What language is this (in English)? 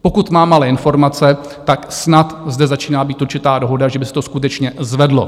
Czech